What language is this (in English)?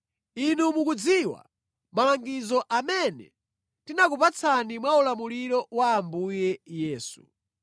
Nyanja